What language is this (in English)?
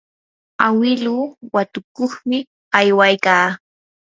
Yanahuanca Pasco Quechua